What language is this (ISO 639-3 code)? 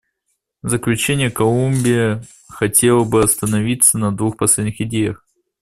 rus